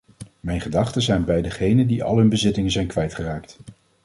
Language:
Dutch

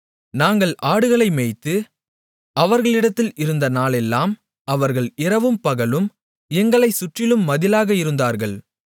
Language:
Tamil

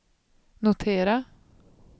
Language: Swedish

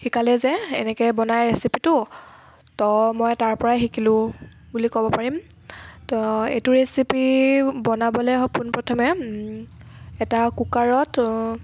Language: Assamese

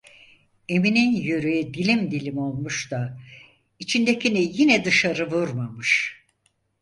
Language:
Turkish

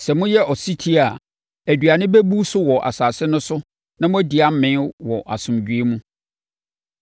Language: Akan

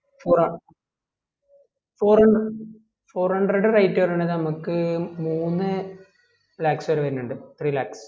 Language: Malayalam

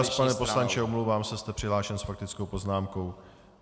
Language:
Czech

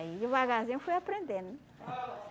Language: Portuguese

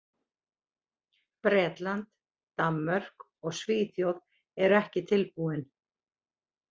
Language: Icelandic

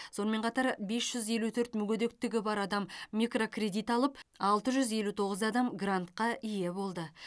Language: Kazakh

